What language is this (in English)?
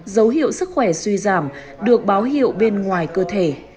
Vietnamese